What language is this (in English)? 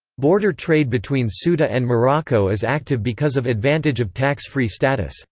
English